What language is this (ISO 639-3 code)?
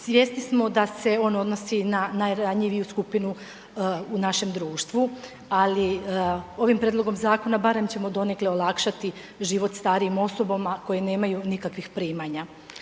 hrv